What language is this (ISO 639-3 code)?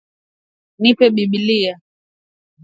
swa